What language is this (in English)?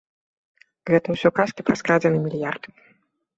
Belarusian